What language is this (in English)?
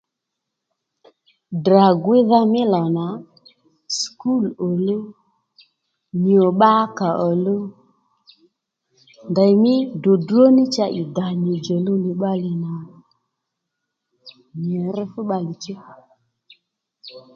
Lendu